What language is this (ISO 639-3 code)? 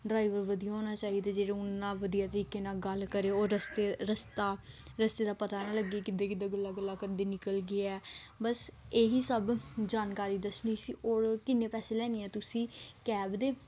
pan